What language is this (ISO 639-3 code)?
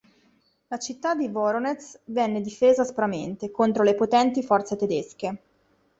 ita